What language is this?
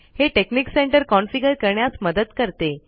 Marathi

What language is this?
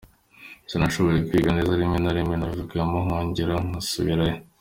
Kinyarwanda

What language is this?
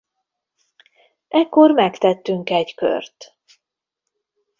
Hungarian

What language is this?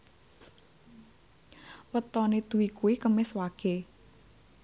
Javanese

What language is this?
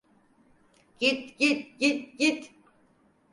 Turkish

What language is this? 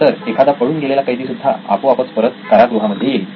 Marathi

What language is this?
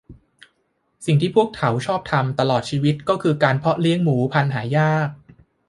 Thai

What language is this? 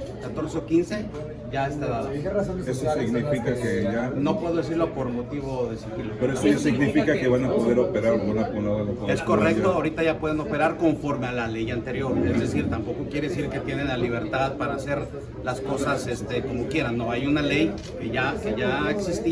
Spanish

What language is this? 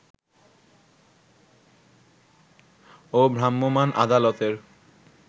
Bangla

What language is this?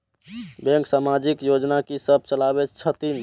Maithili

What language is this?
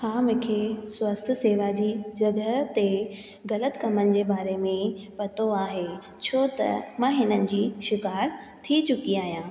Sindhi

